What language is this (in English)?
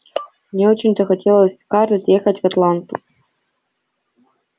Russian